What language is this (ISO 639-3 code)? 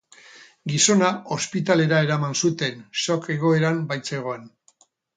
eus